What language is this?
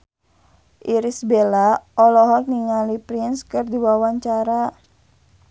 Sundanese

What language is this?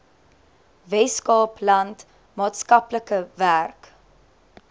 Afrikaans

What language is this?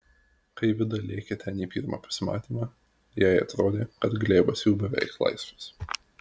Lithuanian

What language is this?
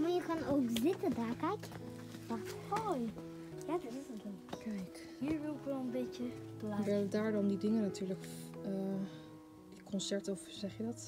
Dutch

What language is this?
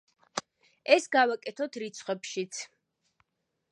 Georgian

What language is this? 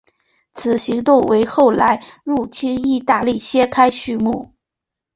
Chinese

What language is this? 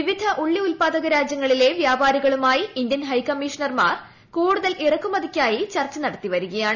Malayalam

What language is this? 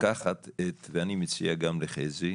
Hebrew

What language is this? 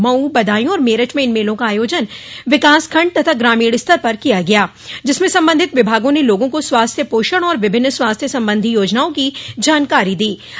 Hindi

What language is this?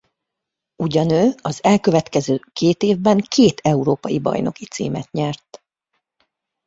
Hungarian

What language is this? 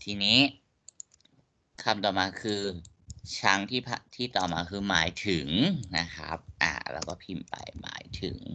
Thai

